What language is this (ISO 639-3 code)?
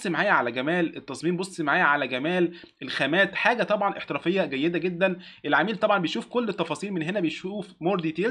ara